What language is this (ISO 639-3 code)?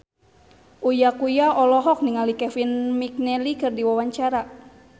sun